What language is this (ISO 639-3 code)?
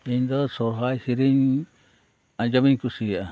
sat